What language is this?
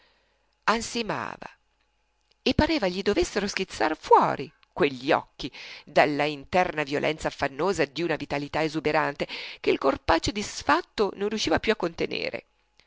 Italian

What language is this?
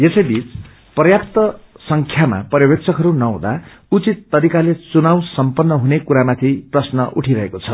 Nepali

